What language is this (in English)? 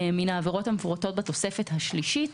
Hebrew